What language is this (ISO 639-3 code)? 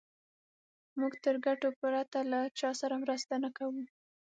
pus